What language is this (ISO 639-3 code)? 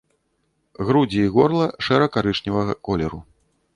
bel